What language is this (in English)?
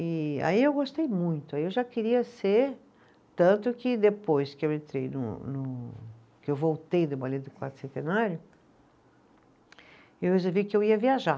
Portuguese